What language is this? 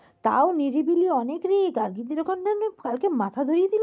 Bangla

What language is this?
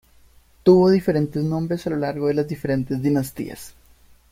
Spanish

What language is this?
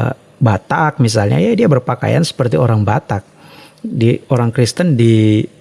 Indonesian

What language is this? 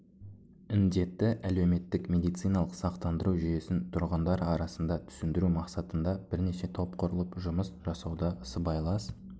Kazakh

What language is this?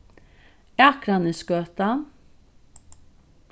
Faroese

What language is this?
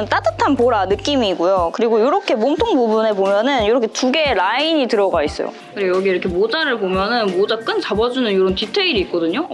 Korean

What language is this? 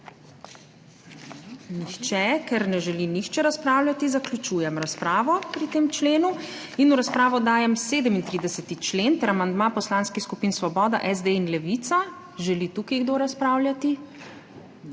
Slovenian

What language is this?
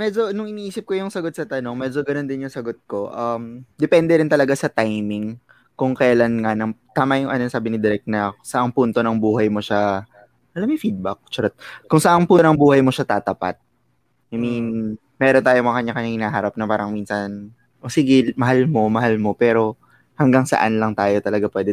Filipino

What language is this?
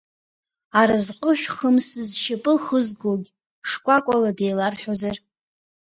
Abkhazian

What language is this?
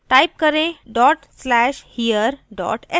Hindi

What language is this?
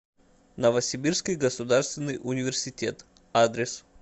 Russian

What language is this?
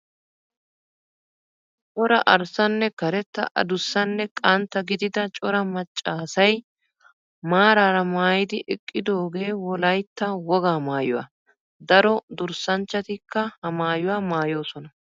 Wolaytta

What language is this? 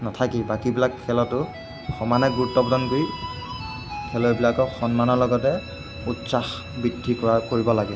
Assamese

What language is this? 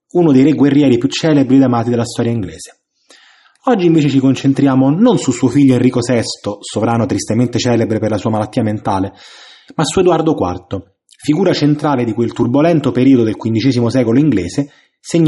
Italian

